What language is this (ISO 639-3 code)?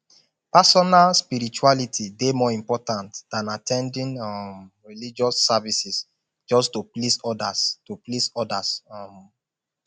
pcm